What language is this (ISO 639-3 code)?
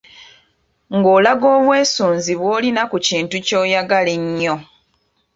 lug